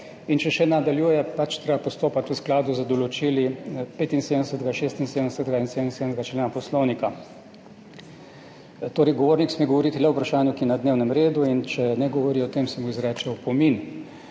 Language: Slovenian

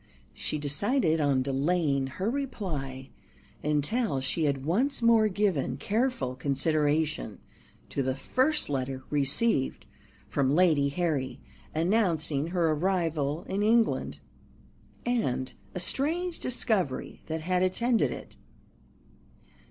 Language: English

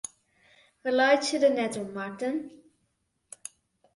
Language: Western Frisian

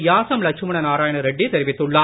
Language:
Tamil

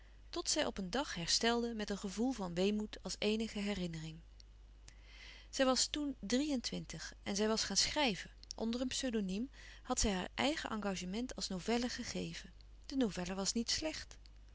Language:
Dutch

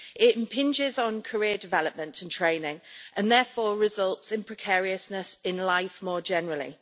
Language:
English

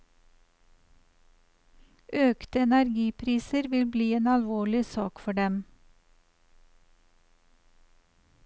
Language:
Norwegian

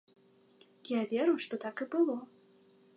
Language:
Belarusian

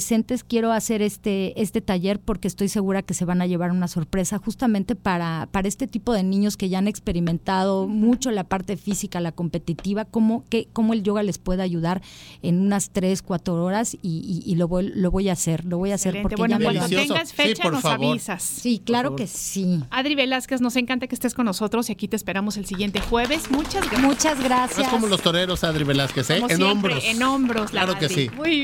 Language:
Spanish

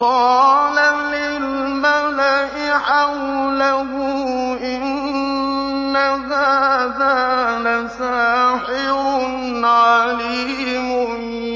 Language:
Arabic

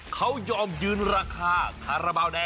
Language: Thai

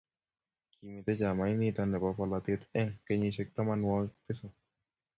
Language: Kalenjin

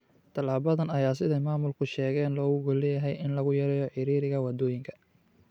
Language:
Somali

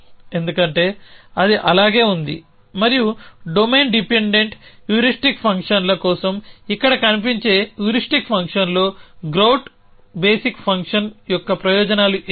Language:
Telugu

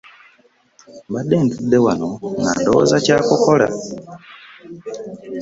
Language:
Ganda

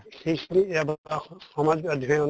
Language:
Assamese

